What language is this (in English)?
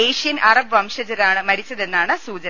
Malayalam